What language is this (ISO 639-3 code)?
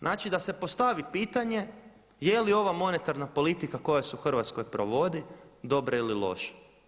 hrv